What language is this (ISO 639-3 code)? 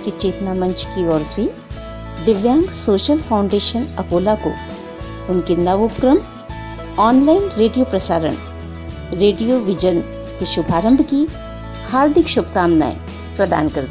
hin